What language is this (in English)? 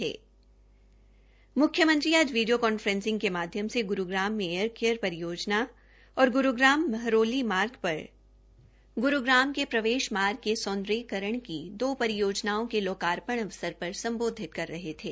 Hindi